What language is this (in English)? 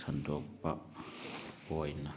Manipuri